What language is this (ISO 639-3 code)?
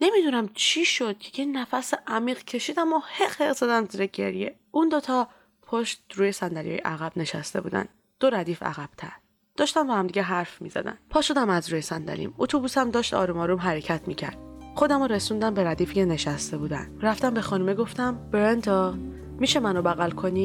fas